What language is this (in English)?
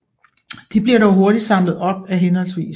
Danish